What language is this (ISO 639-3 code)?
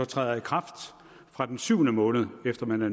dan